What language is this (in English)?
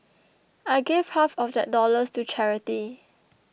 English